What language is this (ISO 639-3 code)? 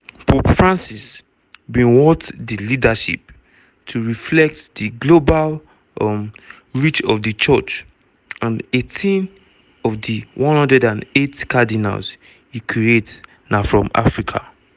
pcm